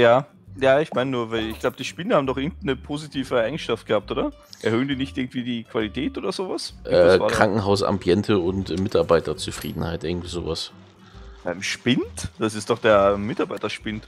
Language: German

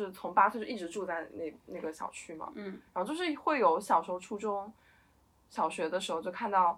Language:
Chinese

